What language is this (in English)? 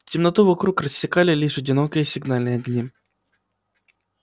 Russian